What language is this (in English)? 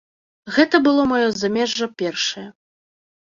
Belarusian